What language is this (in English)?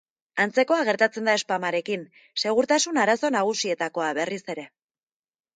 Basque